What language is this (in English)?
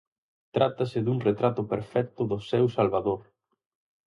Galician